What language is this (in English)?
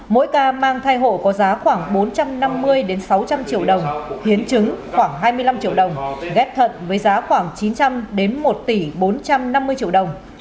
Vietnamese